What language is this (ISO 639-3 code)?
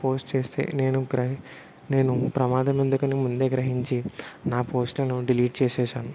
tel